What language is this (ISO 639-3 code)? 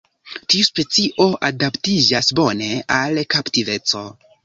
epo